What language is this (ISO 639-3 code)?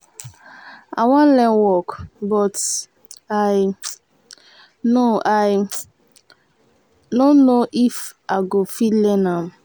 pcm